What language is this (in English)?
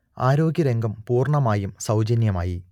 Malayalam